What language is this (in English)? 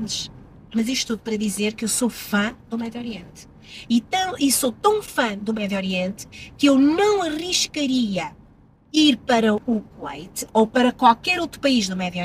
Portuguese